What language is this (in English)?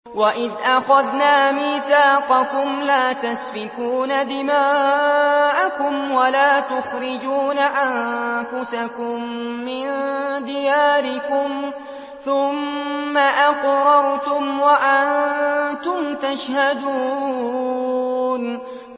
Arabic